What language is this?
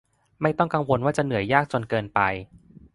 Thai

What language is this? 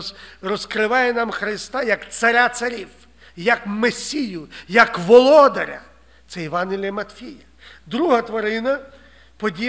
Ukrainian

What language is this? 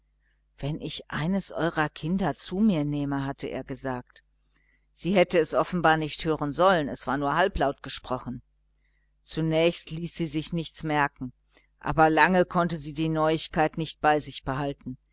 German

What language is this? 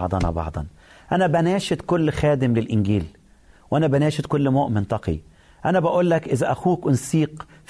Arabic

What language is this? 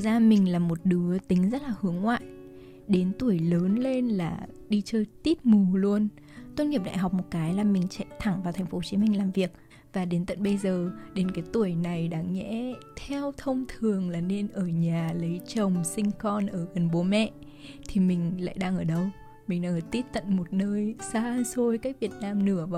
Vietnamese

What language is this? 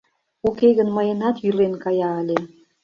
Mari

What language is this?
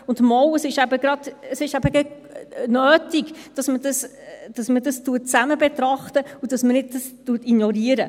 Swiss German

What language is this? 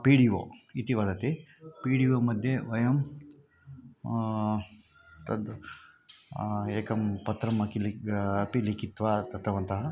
Sanskrit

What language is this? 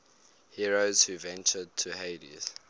English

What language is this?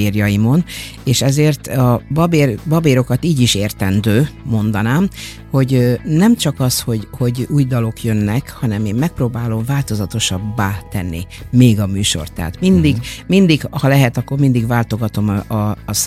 Hungarian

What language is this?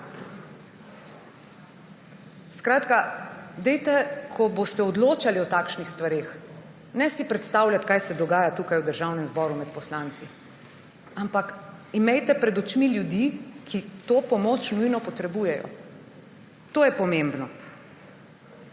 Slovenian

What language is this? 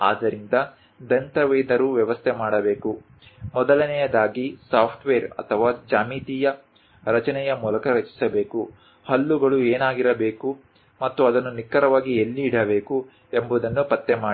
Kannada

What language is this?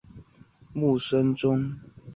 Chinese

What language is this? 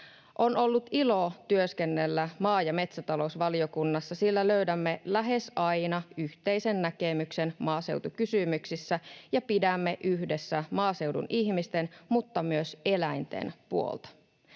Finnish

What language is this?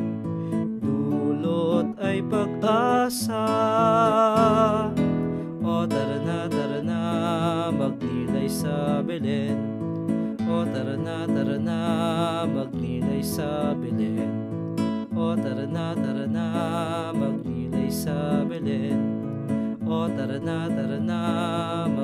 Arabic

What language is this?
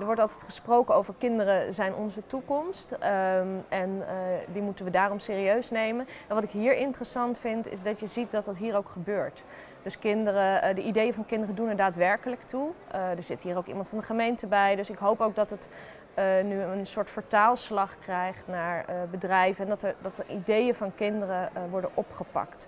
Dutch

